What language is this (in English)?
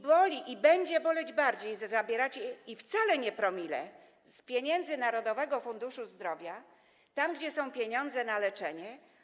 Polish